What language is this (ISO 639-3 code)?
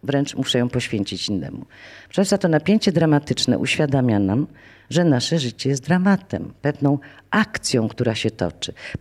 pol